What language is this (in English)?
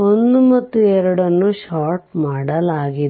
Kannada